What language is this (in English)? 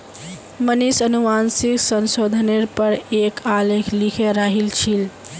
Magahi